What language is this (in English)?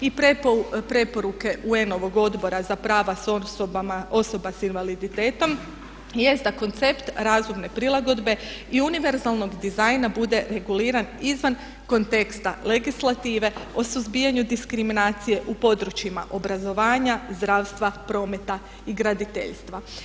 Croatian